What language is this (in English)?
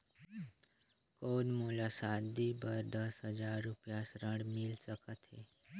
Chhattisgarhi